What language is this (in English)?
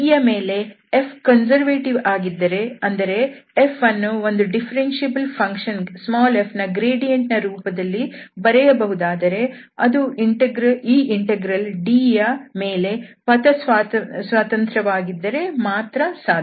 Kannada